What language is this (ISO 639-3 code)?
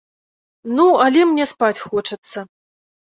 bel